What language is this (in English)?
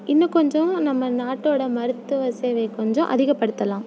Tamil